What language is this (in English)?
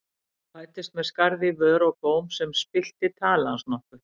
Icelandic